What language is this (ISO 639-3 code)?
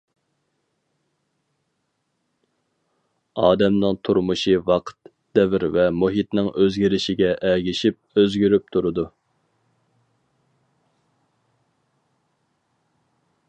uig